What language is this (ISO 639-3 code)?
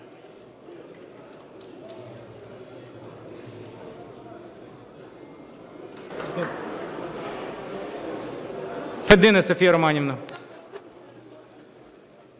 ukr